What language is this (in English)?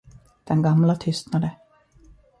Swedish